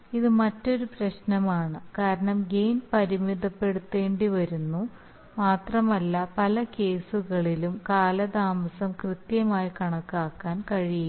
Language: Malayalam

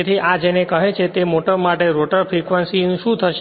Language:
Gujarati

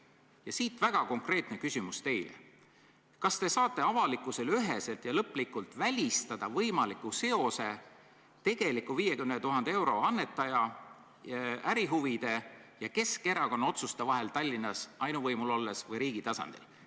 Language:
Estonian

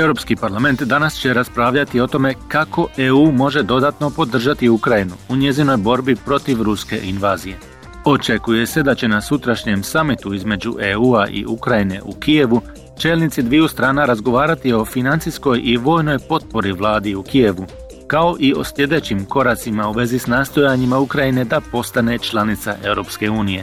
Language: Croatian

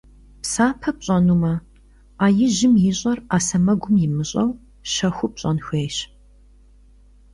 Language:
Kabardian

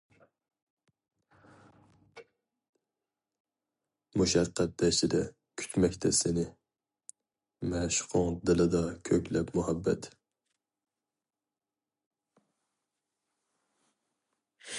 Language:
Uyghur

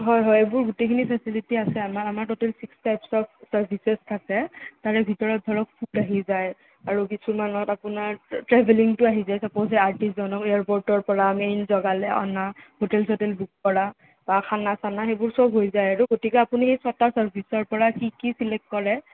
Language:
Assamese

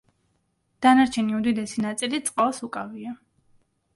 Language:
Georgian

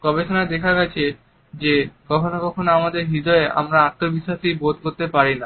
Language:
Bangla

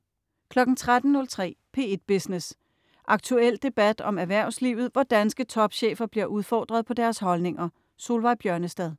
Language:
Danish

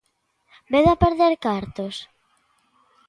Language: Galician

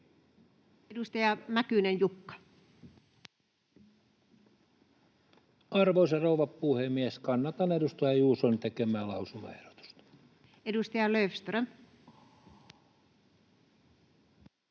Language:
Finnish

